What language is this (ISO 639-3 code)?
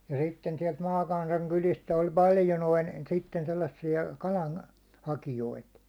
fin